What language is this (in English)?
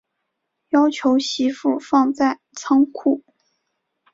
Chinese